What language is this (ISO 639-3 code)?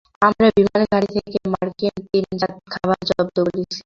ben